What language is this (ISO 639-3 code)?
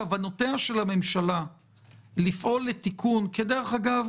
heb